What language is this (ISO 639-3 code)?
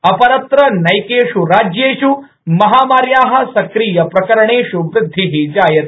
san